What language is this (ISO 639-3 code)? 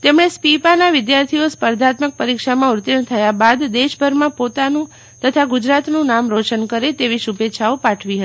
guj